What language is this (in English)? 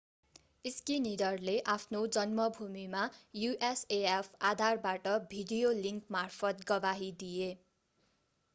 Nepali